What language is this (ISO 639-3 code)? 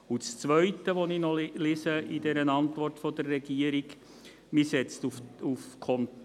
gsw